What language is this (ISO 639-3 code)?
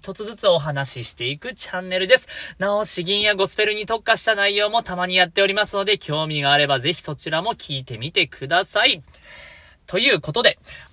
jpn